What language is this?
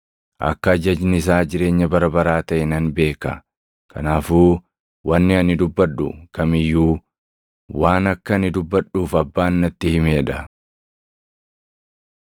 Oromo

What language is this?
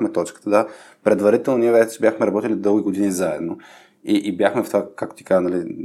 Bulgarian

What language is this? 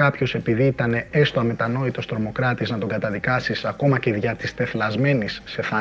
Greek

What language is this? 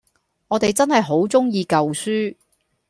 Cantonese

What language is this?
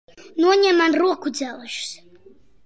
Latvian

